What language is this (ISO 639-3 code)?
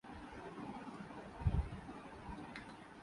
urd